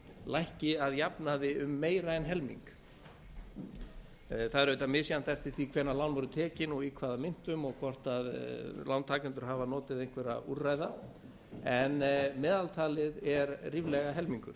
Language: Icelandic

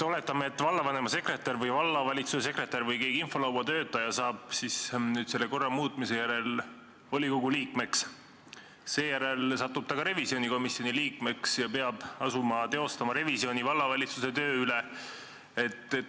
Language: Estonian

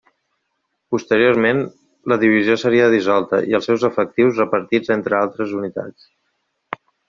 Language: Catalan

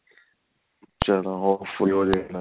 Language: Punjabi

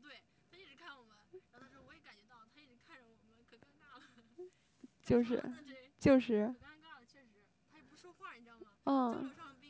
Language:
Chinese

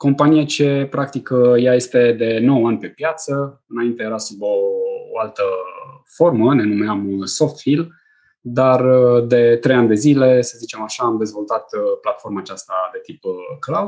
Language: Romanian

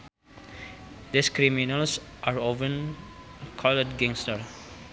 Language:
Sundanese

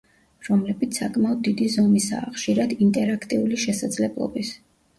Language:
Georgian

